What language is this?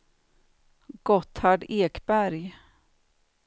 Swedish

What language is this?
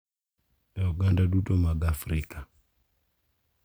Luo (Kenya and Tanzania)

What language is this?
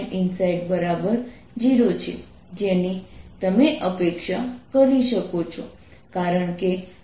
Gujarati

